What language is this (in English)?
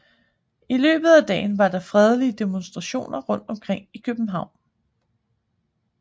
Danish